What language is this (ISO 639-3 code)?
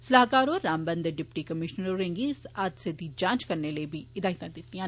doi